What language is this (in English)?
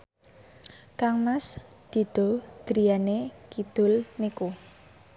Javanese